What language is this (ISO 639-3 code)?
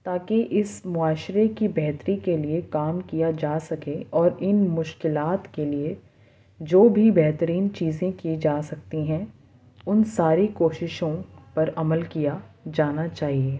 urd